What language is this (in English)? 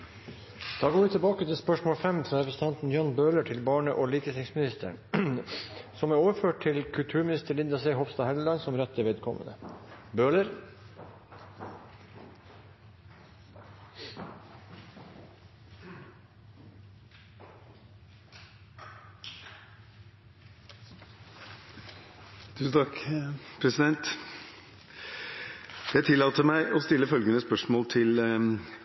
Norwegian